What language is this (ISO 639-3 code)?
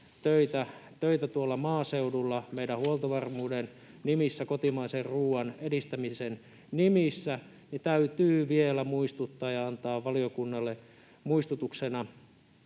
fin